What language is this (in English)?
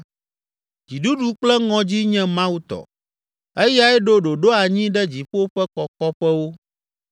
Ewe